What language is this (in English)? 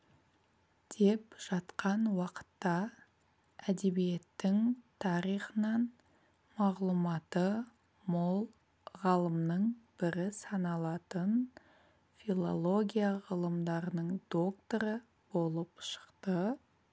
Kazakh